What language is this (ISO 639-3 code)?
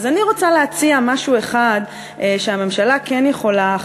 heb